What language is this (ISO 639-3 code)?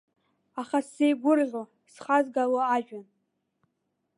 abk